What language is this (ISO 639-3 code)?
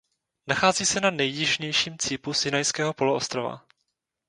ces